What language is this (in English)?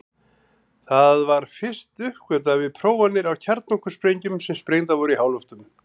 Icelandic